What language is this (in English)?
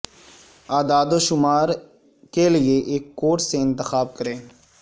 Urdu